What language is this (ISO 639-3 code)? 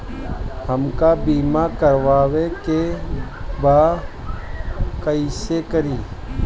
bho